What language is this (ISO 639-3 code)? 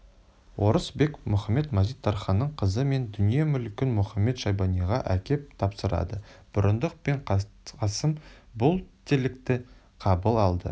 kaz